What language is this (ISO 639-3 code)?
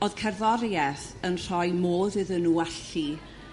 cym